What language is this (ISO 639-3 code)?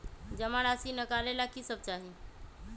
mag